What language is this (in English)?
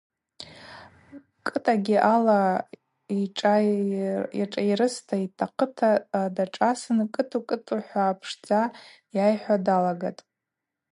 Abaza